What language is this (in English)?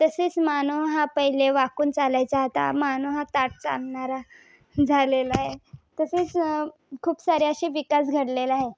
Marathi